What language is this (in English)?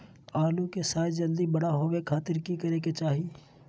Magahi